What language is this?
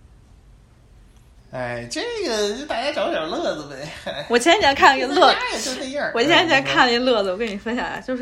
Chinese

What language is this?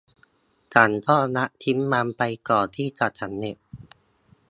Thai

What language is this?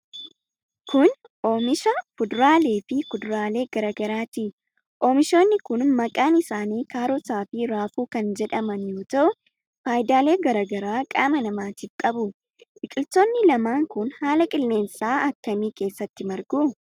Oromo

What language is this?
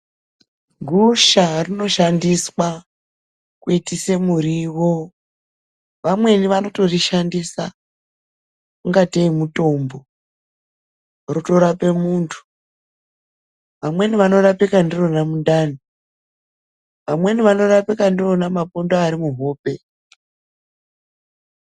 Ndau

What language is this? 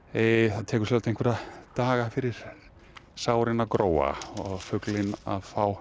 Icelandic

